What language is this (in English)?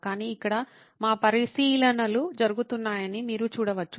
Telugu